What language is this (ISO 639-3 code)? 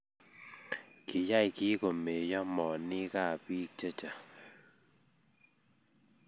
kln